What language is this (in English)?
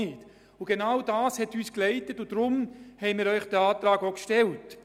Swiss German